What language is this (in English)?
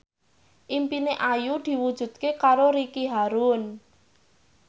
Javanese